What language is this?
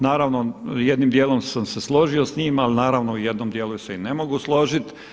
Croatian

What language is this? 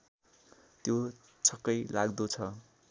Nepali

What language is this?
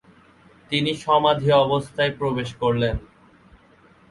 Bangla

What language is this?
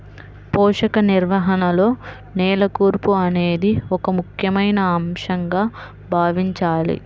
Telugu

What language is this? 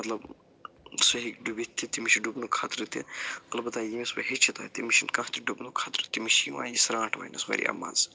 Kashmiri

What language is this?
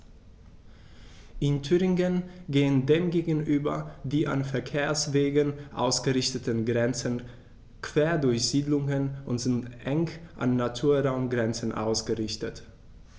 German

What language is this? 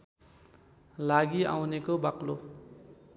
Nepali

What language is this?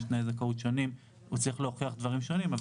Hebrew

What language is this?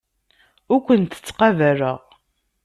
Kabyle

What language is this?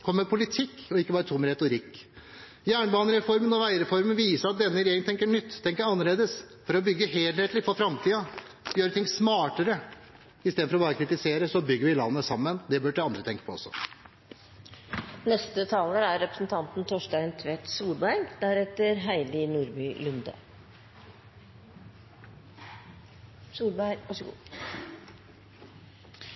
Norwegian Bokmål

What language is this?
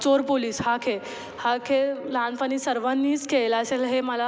Marathi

